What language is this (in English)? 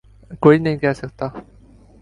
Urdu